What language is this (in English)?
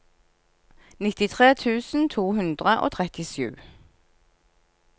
Norwegian